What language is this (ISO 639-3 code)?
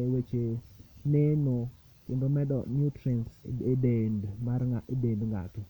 luo